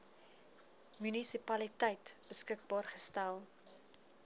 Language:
Afrikaans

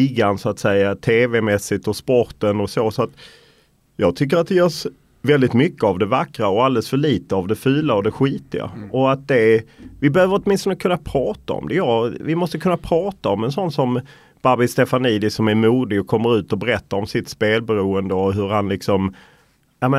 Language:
Swedish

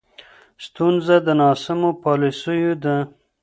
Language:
Pashto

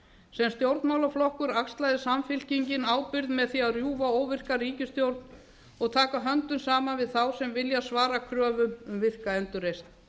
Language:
Icelandic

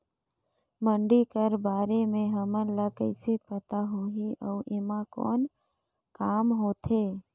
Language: Chhattisgarhi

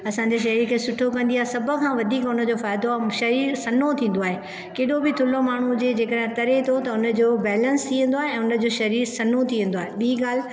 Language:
Sindhi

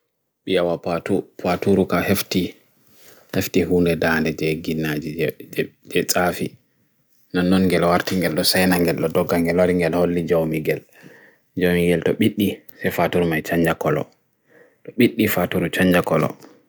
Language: Bagirmi Fulfulde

